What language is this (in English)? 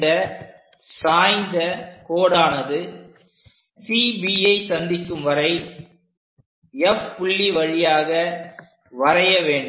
Tamil